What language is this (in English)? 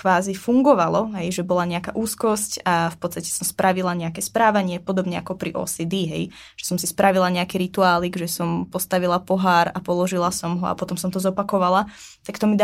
Czech